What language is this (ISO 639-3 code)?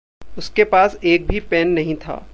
hin